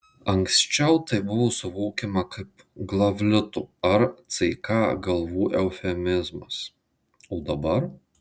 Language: Lithuanian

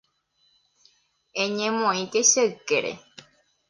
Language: Guarani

